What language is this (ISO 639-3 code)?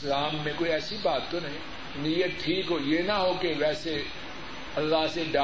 urd